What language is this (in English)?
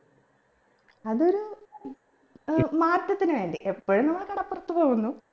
Malayalam